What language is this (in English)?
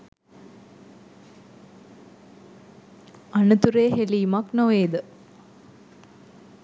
Sinhala